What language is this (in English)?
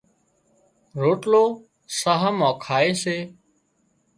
Wadiyara Koli